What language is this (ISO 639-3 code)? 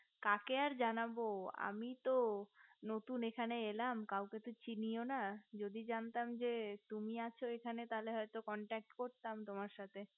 ben